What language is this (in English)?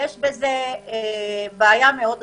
Hebrew